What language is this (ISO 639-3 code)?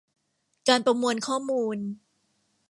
tha